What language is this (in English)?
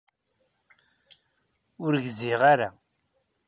Kabyle